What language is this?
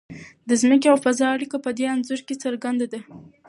Pashto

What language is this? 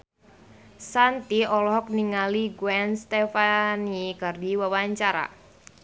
Sundanese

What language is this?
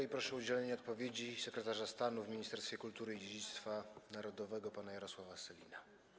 Polish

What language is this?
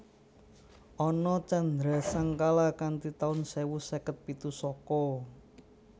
Javanese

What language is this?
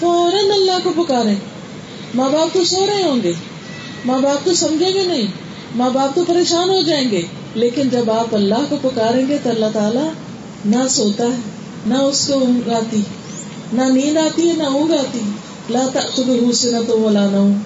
Urdu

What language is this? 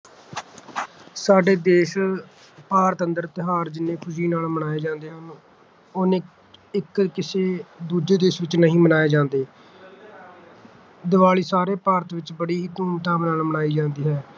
Punjabi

